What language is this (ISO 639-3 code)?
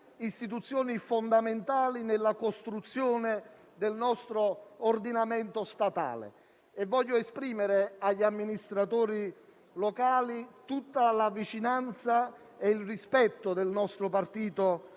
ita